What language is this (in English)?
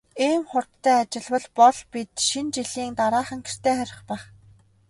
Mongolian